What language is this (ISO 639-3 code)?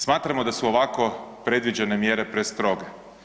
hrv